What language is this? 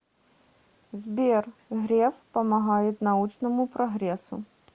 Russian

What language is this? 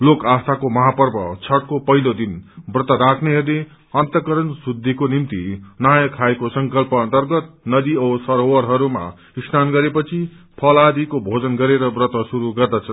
Nepali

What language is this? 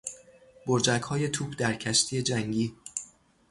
Persian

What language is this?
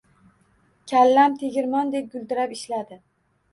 Uzbek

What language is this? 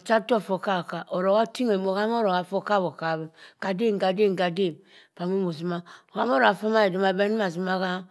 Cross River Mbembe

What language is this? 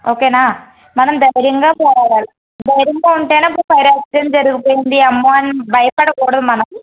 Telugu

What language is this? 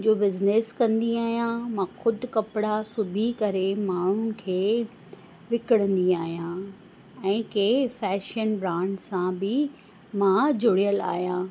Sindhi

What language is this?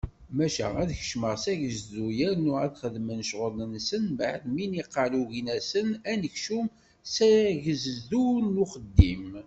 Kabyle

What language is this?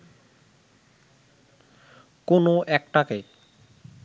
Bangla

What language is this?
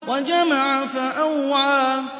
Arabic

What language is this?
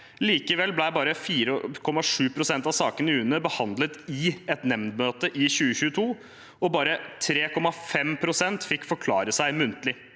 Norwegian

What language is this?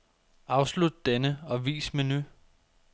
Danish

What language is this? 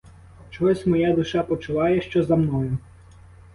Ukrainian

